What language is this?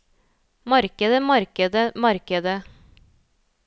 Norwegian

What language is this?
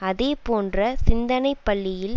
Tamil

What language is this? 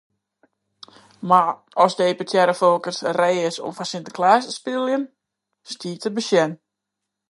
Western Frisian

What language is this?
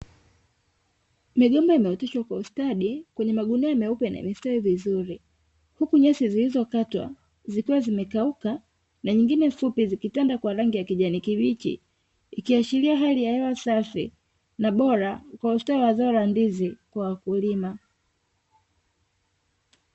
Swahili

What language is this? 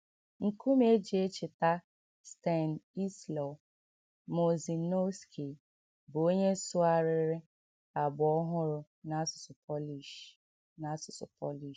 Igbo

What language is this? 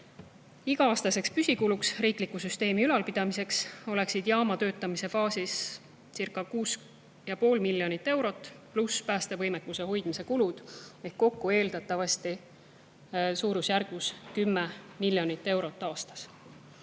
Estonian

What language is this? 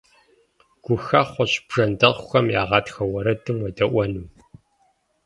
Kabardian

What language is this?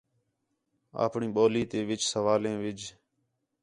Khetrani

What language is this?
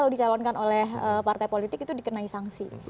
Indonesian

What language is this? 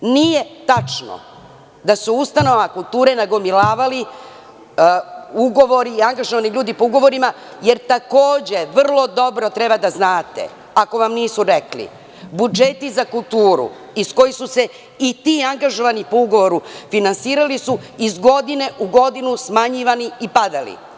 Serbian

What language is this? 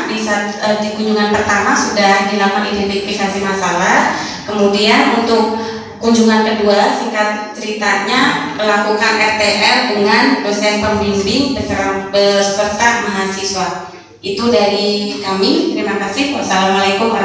Indonesian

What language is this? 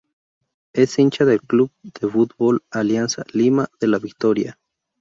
Spanish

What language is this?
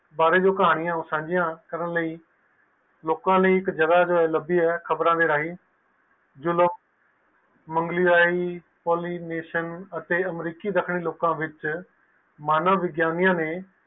Punjabi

